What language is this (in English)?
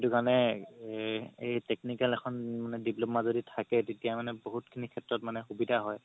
Assamese